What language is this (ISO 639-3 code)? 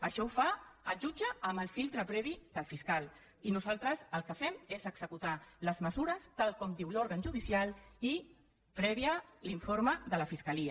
cat